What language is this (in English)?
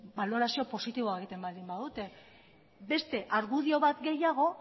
Basque